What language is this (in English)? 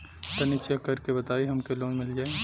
Bhojpuri